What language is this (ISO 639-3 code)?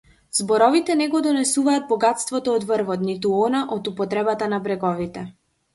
mkd